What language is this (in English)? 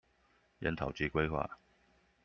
Chinese